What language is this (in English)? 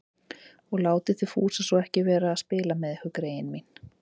Icelandic